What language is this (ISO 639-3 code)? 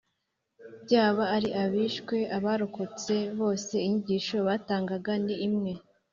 kin